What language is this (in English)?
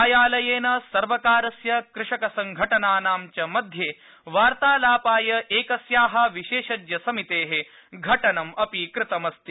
Sanskrit